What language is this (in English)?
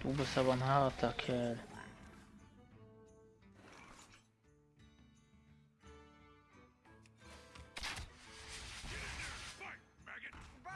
German